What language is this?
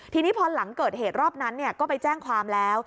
Thai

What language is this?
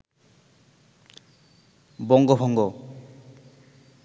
Bangla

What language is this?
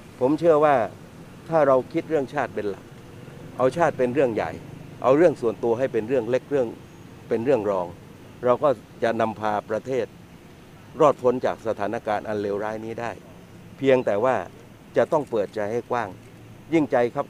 Thai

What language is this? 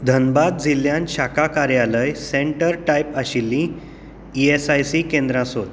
Konkani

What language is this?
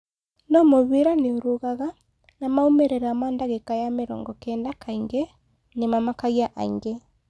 Kikuyu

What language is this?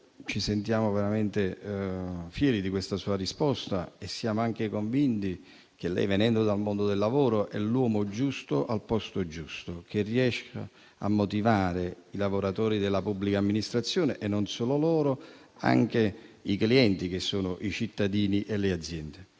Italian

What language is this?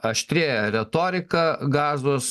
Lithuanian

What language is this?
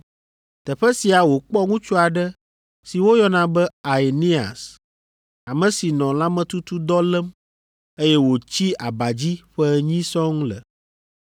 Ewe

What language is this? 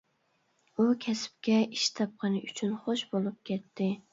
Uyghur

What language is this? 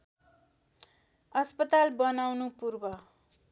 Nepali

